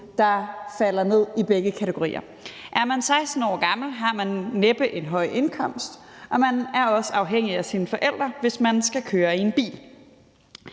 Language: Danish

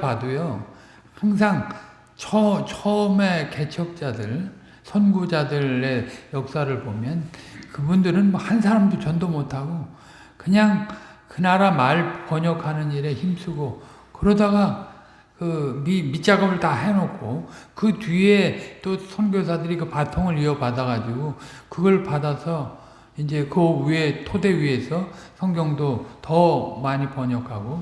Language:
Korean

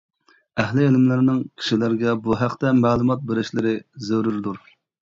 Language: Uyghur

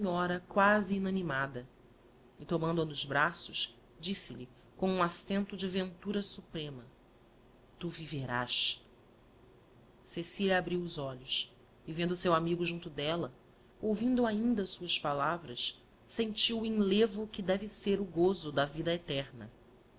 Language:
Portuguese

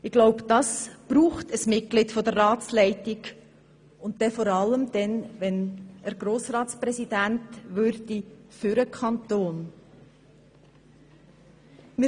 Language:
Swiss German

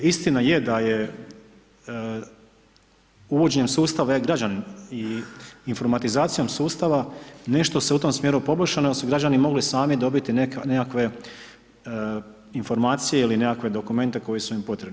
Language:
Croatian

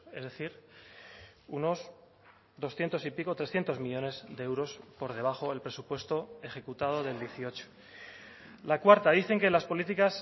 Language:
Spanish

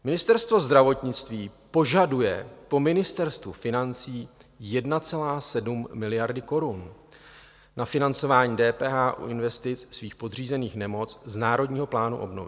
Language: Czech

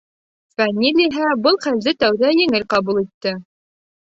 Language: Bashkir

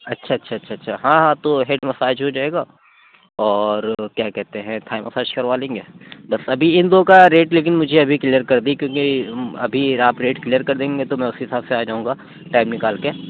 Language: Urdu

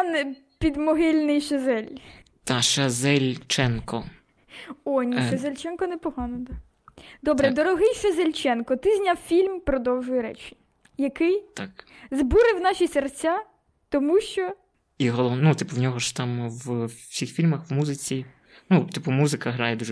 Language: Ukrainian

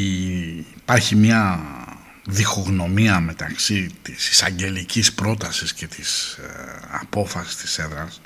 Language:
Greek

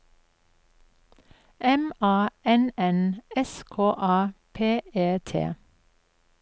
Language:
Norwegian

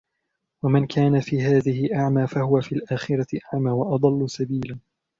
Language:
Arabic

